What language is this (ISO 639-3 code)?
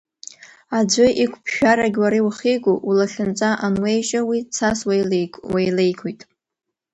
abk